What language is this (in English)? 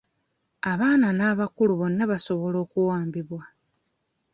Ganda